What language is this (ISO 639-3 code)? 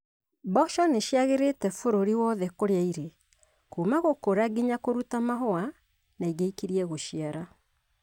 kik